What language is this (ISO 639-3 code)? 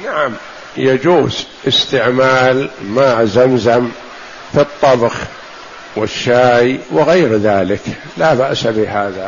ara